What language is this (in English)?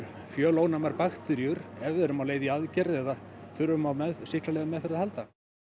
Icelandic